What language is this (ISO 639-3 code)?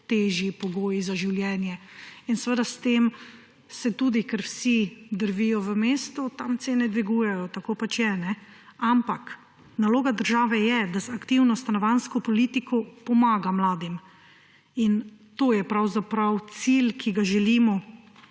slv